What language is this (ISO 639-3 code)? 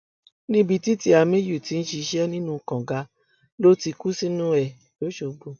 yor